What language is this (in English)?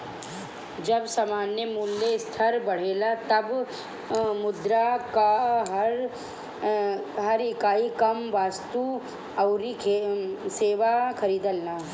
Bhojpuri